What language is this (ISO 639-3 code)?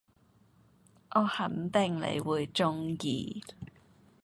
yue